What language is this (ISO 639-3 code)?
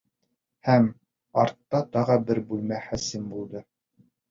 bak